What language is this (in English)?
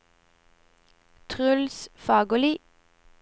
Norwegian